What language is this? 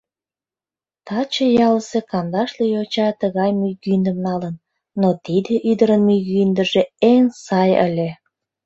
Mari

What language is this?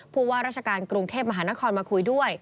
Thai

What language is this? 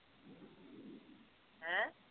Punjabi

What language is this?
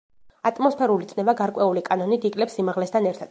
Georgian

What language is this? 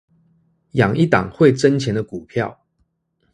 Chinese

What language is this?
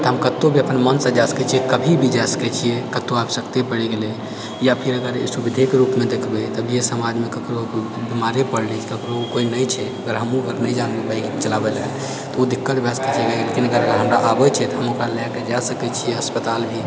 Maithili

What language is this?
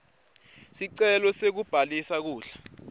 Swati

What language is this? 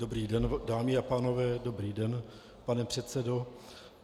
Czech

